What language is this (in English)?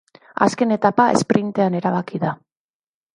Basque